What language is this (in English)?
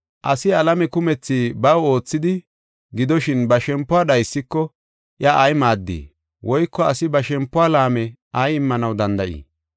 Gofa